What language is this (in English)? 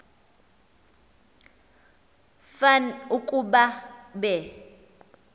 Xhosa